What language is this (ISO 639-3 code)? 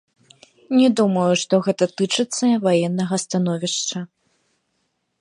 bel